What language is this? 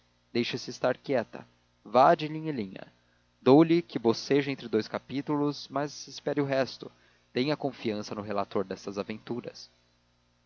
Portuguese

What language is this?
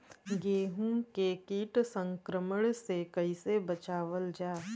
Bhojpuri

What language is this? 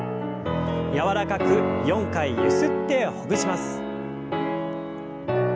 Japanese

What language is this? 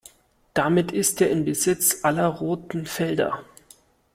German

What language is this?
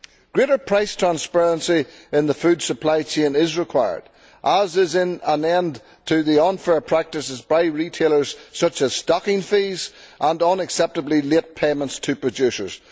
English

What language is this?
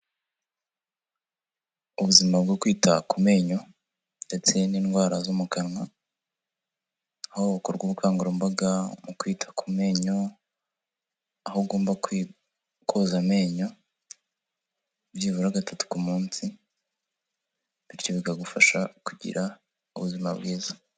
Kinyarwanda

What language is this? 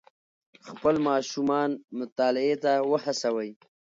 Pashto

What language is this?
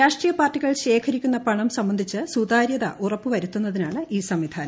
Malayalam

